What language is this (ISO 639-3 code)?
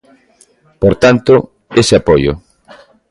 glg